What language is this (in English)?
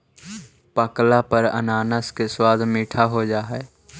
Magahi